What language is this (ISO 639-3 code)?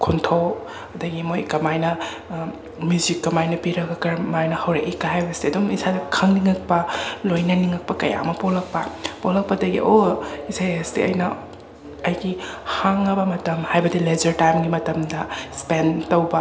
mni